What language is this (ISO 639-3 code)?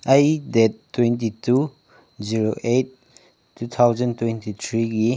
mni